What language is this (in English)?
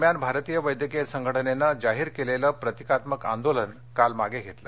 Marathi